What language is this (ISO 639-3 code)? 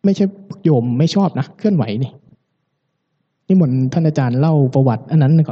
tha